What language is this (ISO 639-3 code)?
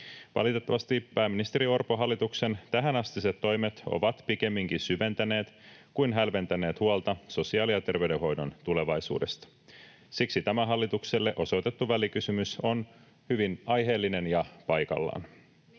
fin